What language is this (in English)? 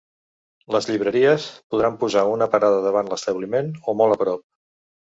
Catalan